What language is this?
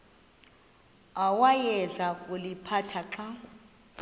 Xhosa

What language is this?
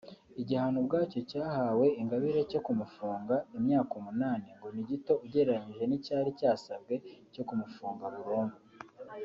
Kinyarwanda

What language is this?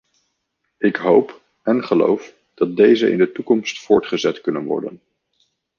Dutch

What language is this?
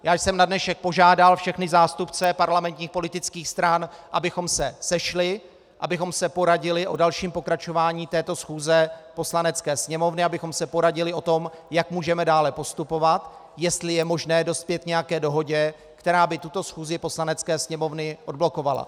Czech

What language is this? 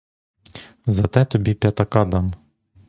Ukrainian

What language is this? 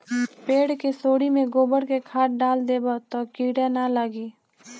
Bhojpuri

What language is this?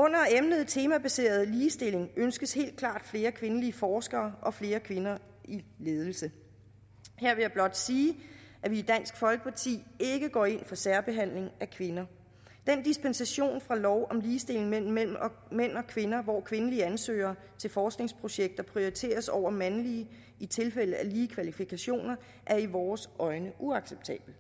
Danish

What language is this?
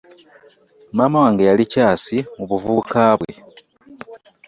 Ganda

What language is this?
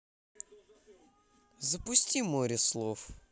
Russian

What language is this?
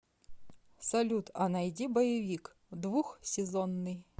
Russian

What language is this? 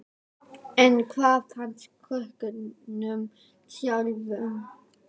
Icelandic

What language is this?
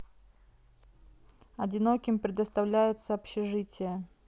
Russian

